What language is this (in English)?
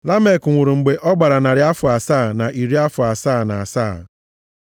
Igbo